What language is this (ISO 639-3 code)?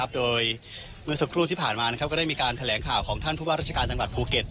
tha